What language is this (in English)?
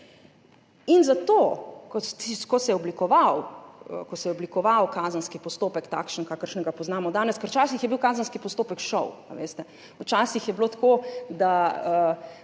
Slovenian